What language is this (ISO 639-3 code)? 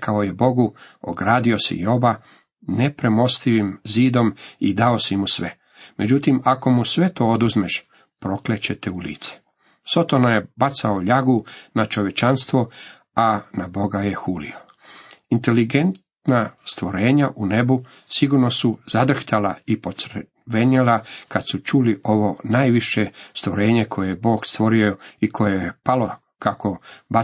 hrv